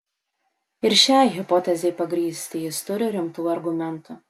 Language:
Lithuanian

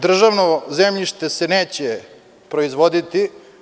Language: Serbian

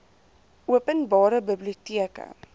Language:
Afrikaans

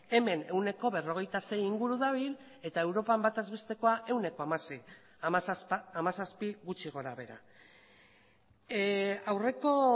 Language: Basque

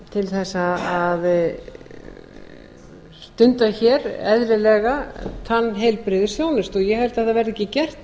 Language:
Icelandic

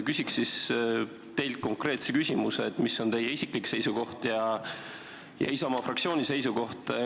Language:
Estonian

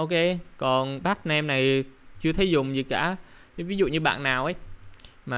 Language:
Vietnamese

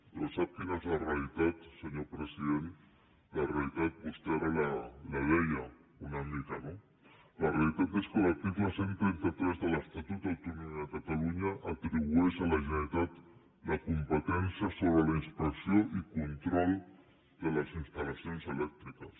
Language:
Catalan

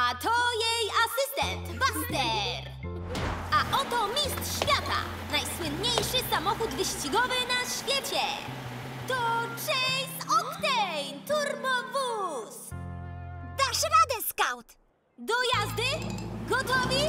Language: Polish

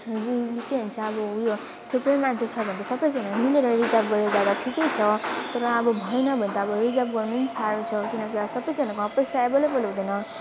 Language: Nepali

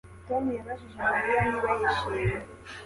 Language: Kinyarwanda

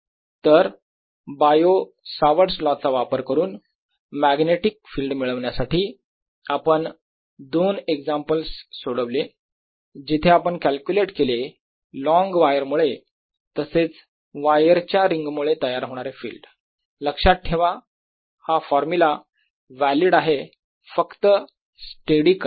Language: Marathi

